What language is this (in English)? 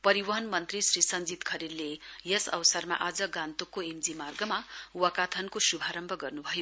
Nepali